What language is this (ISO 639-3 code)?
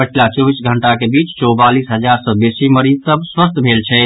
mai